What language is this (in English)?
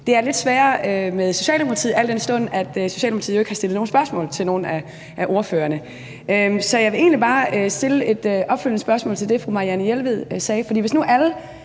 Danish